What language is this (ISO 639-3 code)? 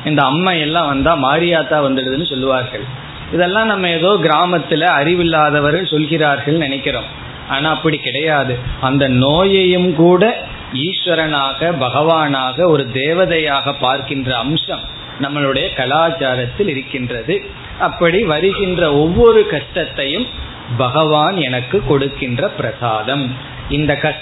tam